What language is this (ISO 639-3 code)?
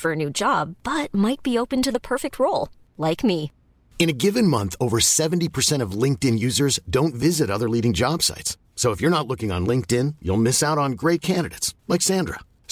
swe